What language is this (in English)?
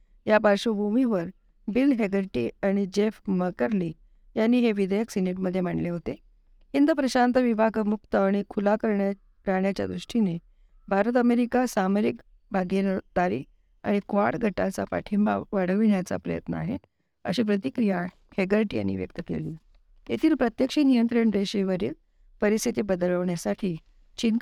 Marathi